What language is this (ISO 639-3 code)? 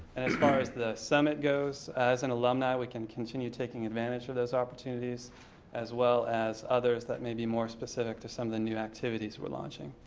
eng